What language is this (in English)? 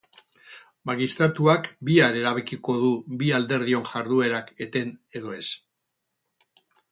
Basque